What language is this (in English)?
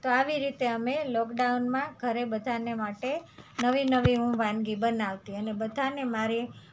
Gujarati